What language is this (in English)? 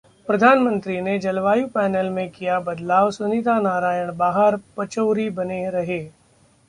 Hindi